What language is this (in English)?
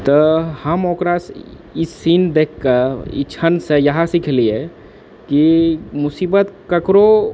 Maithili